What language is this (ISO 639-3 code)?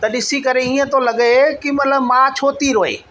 snd